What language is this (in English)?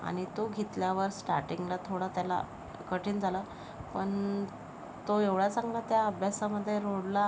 Marathi